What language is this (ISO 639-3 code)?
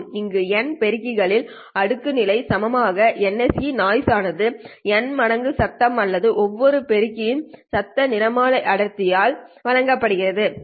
tam